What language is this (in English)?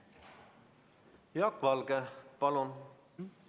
Estonian